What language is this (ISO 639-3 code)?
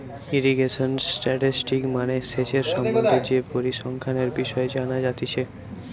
ben